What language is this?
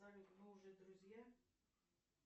Russian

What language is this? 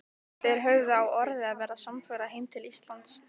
Icelandic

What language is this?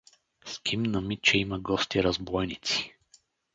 Bulgarian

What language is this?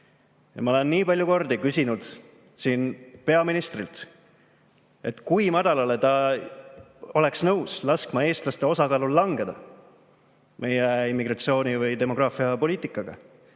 Estonian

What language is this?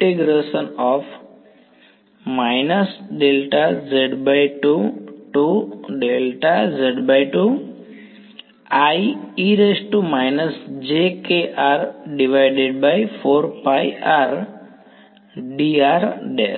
Gujarati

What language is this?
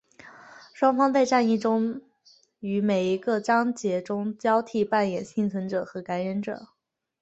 Chinese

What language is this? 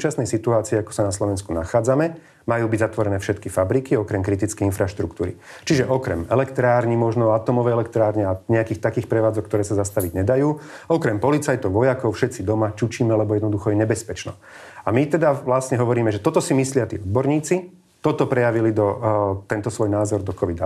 Slovak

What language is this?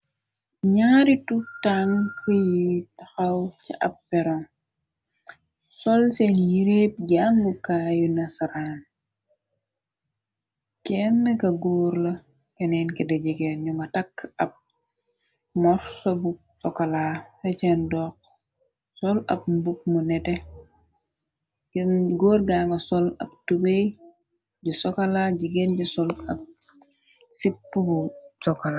Wolof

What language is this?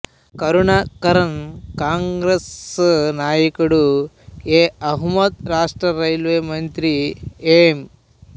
Telugu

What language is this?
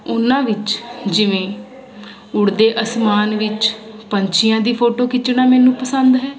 Punjabi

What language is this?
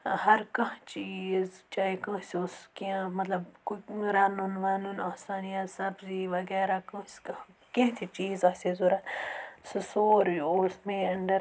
Kashmiri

